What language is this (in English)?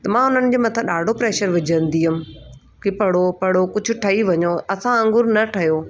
Sindhi